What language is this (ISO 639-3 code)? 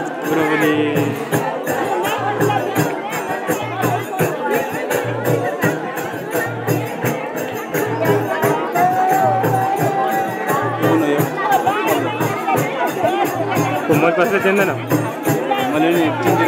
ell